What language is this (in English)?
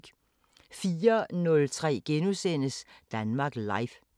Danish